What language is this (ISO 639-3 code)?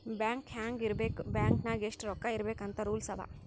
kan